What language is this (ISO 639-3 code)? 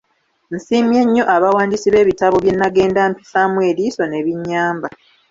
lug